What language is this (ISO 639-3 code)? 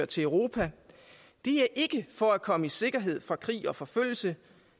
dan